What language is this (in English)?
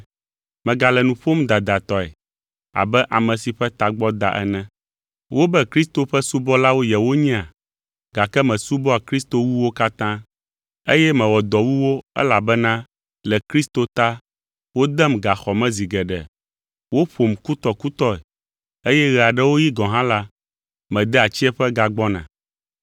Ewe